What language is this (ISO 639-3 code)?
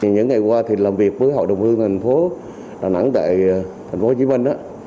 vie